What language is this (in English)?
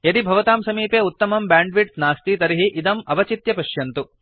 Sanskrit